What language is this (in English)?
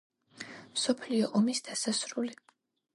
Georgian